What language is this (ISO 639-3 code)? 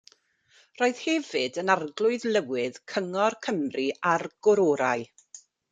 cym